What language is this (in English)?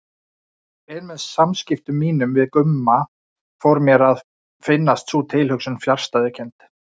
Icelandic